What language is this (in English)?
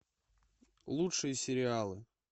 Russian